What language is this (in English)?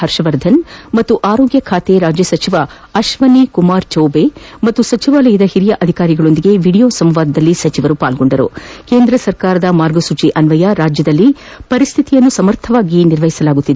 Kannada